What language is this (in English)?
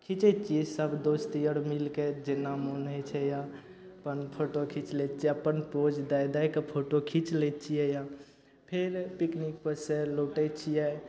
Maithili